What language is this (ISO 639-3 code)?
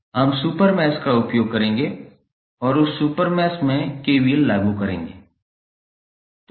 hin